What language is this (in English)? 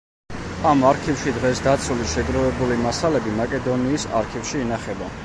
Georgian